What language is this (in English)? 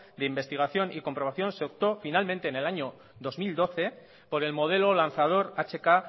Spanish